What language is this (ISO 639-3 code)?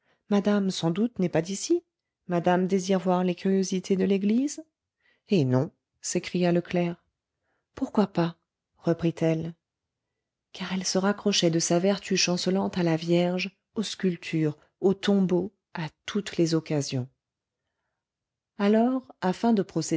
fra